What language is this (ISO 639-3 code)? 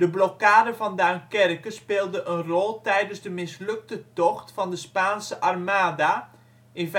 nld